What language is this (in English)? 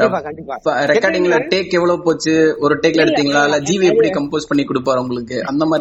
Tamil